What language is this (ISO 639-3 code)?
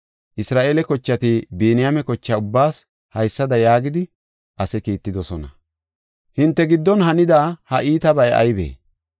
gof